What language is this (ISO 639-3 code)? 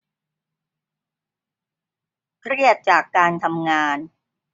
tha